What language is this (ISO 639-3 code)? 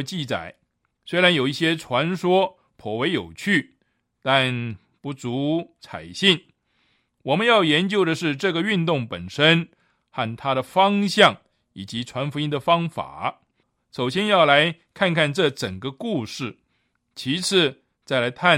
zho